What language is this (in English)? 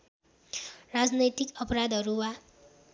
Nepali